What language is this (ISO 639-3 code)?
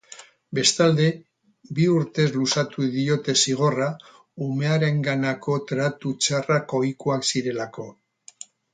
eus